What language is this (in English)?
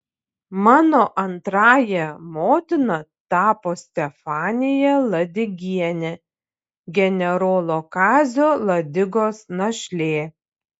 Lithuanian